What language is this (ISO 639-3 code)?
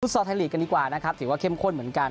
tha